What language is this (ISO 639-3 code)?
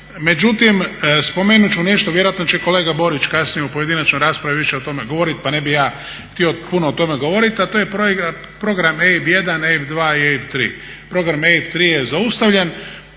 hrv